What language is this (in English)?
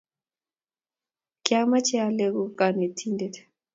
Kalenjin